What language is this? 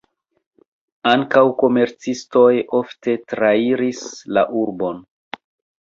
Esperanto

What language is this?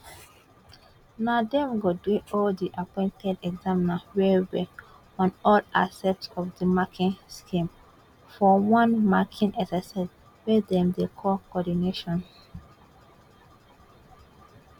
Nigerian Pidgin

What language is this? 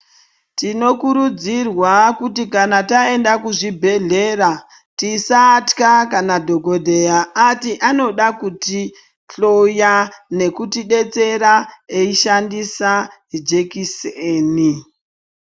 Ndau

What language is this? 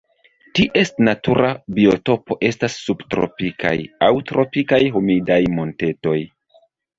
Esperanto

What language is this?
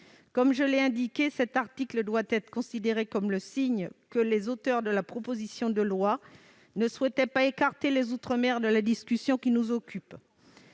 French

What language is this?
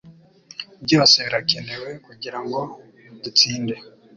Kinyarwanda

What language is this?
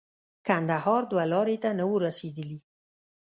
Pashto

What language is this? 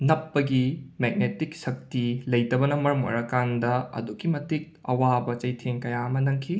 Manipuri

